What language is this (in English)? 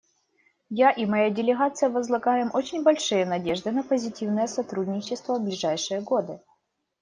Russian